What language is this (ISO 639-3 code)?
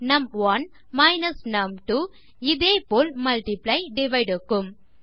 tam